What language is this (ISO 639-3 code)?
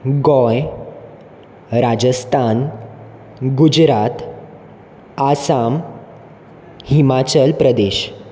kok